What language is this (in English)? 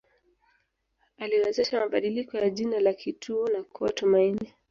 Swahili